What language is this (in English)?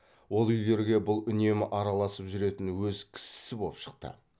Kazakh